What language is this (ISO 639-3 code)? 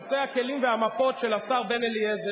heb